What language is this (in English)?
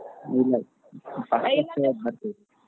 Kannada